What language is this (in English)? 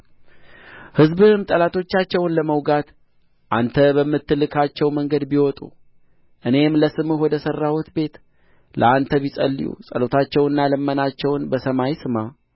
Amharic